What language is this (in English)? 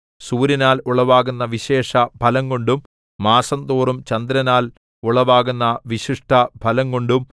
Malayalam